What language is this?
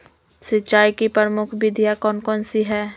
Magahi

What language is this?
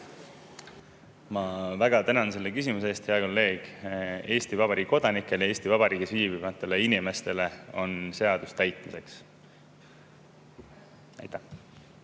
Estonian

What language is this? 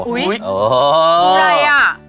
Thai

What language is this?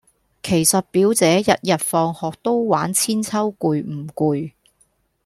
Cantonese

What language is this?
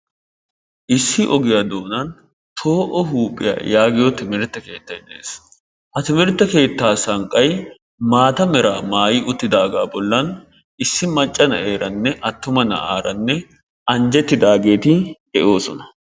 Wolaytta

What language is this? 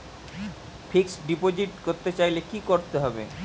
Bangla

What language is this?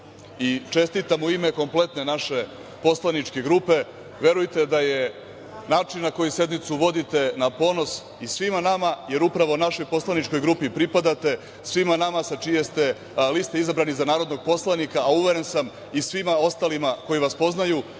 Serbian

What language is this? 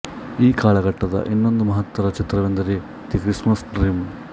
Kannada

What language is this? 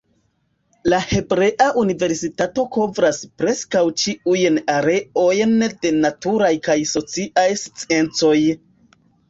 Esperanto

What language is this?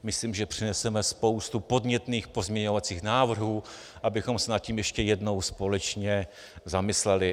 Czech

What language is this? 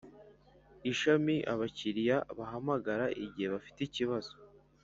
Kinyarwanda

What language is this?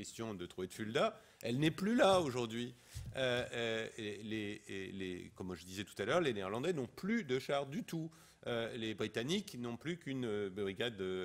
French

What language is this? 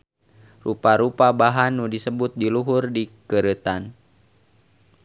Sundanese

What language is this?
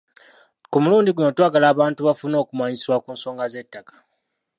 Ganda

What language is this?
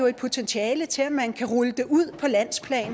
Danish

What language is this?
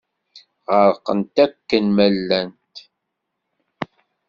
Kabyle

